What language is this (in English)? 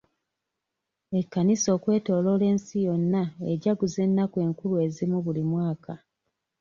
Ganda